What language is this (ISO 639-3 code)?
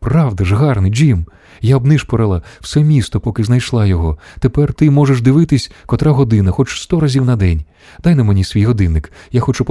ukr